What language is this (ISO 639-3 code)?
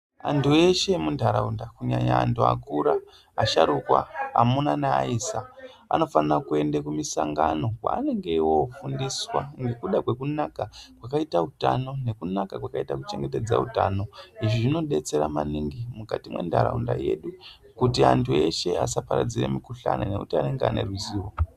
ndc